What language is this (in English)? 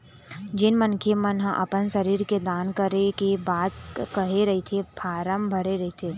Chhattisgarhi